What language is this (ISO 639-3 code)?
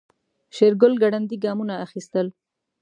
pus